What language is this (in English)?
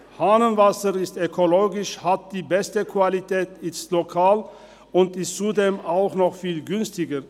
Swiss German